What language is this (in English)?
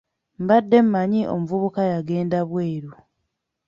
Ganda